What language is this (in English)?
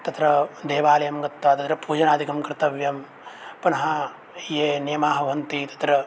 Sanskrit